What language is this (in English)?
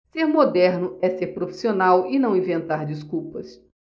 Portuguese